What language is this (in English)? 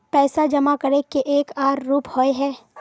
Magahi